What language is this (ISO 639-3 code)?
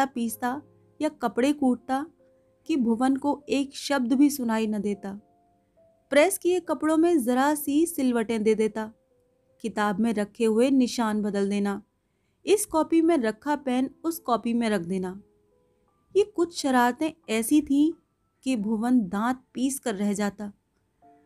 hin